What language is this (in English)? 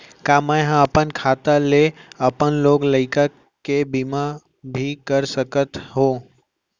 Chhattisgarhi